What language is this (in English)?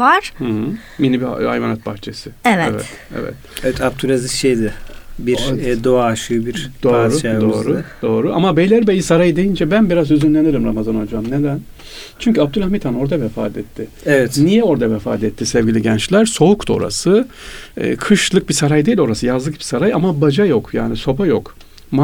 Turkish